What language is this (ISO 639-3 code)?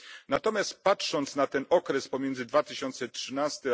pol